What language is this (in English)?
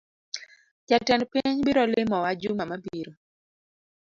Luo (Kenya and Tanzania)